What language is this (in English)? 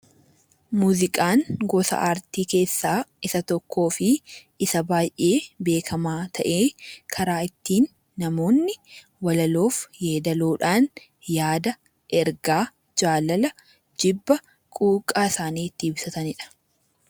Oromo